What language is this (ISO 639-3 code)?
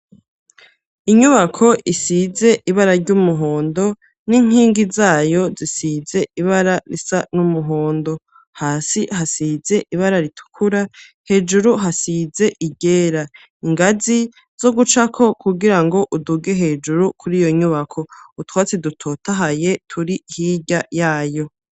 run